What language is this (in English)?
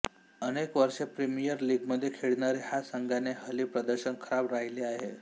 Marathi